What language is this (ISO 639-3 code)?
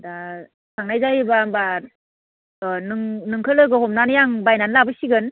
brx